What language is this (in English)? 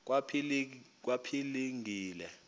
Xhosa